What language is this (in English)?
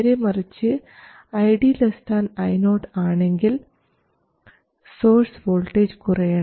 Malayalam